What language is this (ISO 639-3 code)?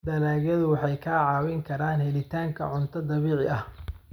som